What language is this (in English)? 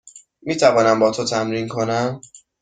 Persian